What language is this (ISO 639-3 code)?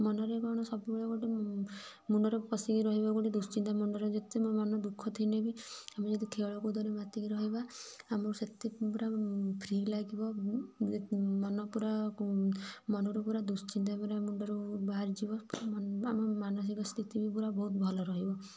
ori